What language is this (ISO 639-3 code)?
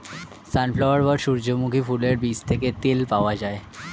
ben